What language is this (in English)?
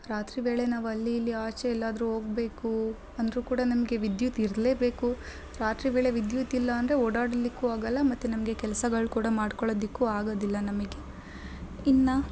Kannada